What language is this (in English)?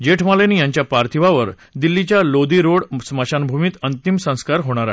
Marathi